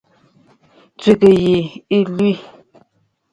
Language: Bafut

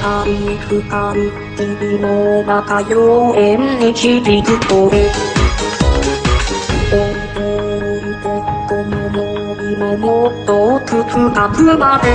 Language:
Vietnamese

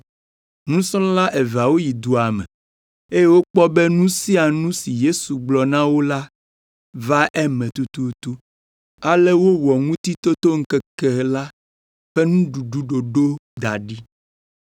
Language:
Ewe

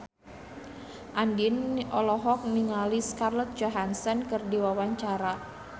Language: Sundanese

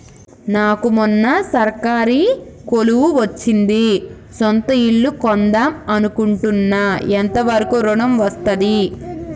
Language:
Telugu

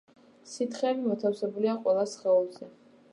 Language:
Georgian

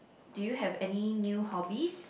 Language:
English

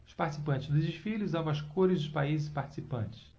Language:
Portuguese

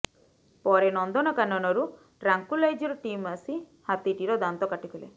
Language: Odia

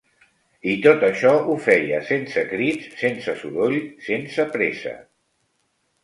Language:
Catalan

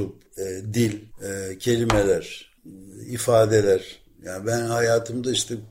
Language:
Turkish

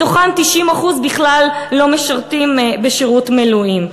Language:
Hebrew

